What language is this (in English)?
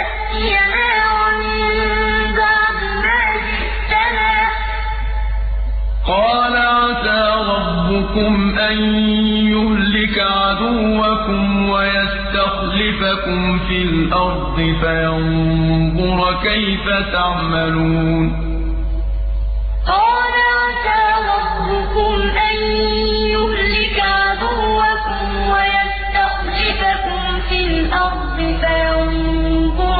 Arabic